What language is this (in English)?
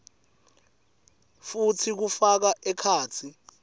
Swati